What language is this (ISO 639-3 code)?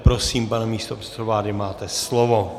ces